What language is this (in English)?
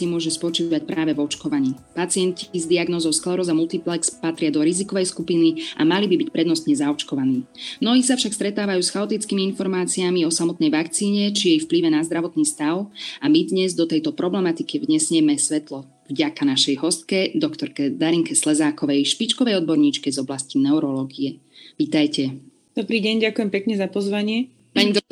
Slovak